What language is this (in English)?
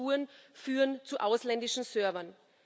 German